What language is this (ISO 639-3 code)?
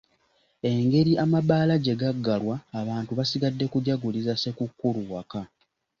lug